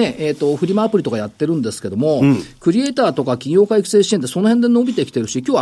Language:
Japanese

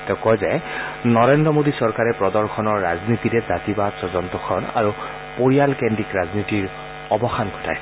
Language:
Assamese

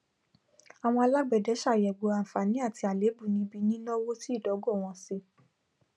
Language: Yoruba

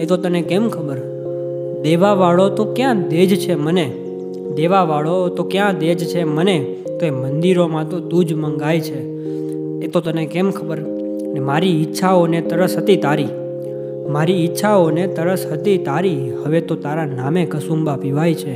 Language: Gujarati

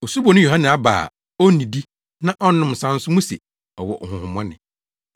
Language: Akan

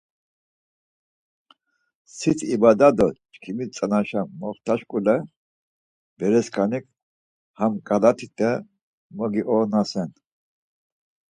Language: Laz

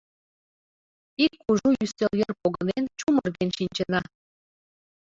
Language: Mari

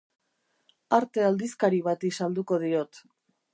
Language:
Basque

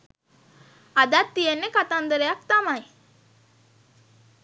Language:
Sinhala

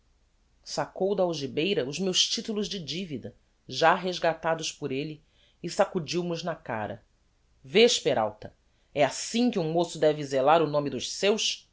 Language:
Portuguese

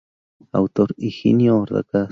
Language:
Spanish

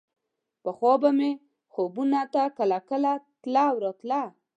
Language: Pashto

